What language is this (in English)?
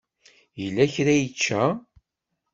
Kabyle